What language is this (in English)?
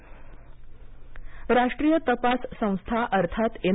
Marathi